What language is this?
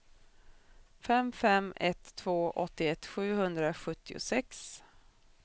Swedish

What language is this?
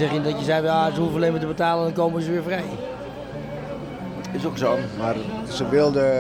Dutch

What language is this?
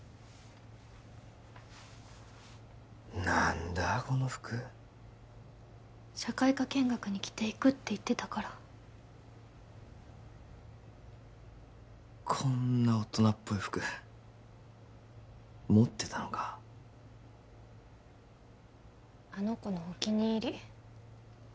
Japanese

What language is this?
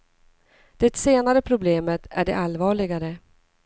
Swedish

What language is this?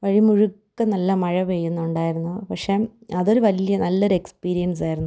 Malayalam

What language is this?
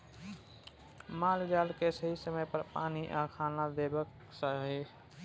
Maithili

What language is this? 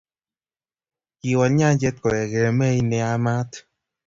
Kalenjin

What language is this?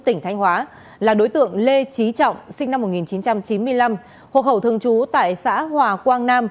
Vietnamese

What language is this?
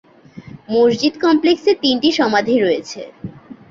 Bangla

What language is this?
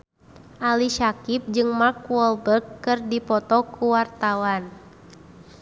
Sundanese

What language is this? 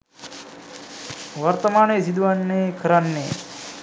Sinhala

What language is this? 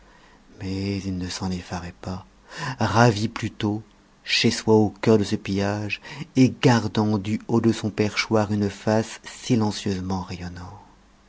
French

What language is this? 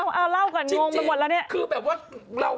Thai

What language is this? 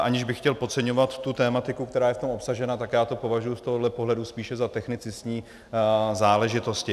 Czech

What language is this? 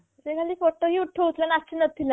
Odia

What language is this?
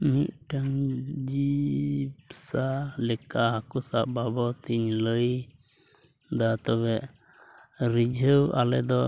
Santali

